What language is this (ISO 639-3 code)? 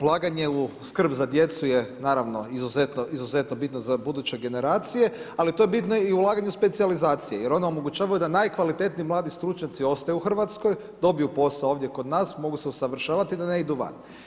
hrv